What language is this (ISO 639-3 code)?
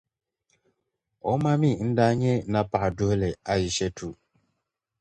dag